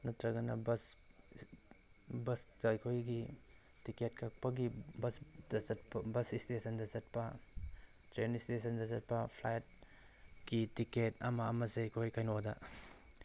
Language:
Manipuri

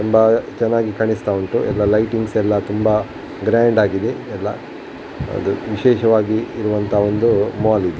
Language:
Kannada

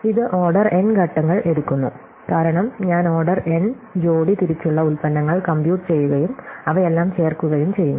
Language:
Malayalam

